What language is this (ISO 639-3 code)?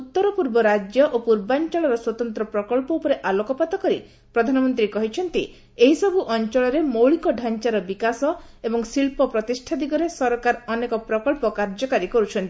ori